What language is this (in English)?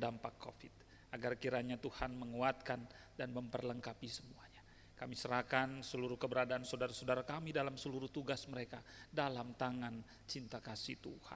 Indonesian